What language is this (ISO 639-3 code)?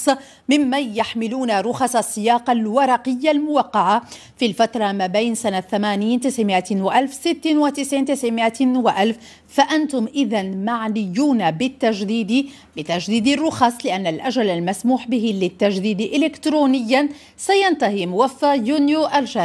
ara